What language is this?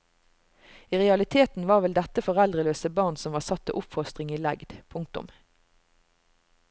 Norwegian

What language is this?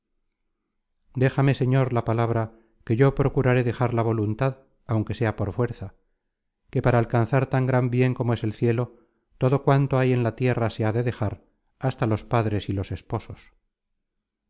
Spanish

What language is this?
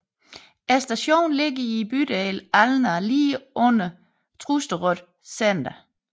Danish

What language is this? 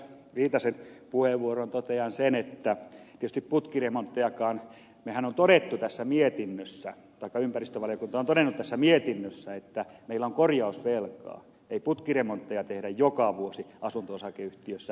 Finnish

